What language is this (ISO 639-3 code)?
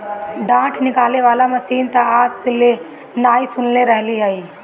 bho